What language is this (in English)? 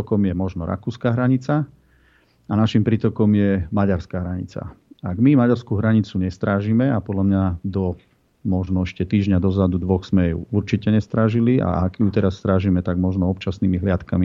Slovak